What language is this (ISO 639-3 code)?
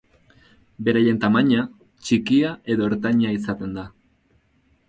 eus